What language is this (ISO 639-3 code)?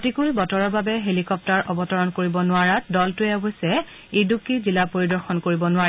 asm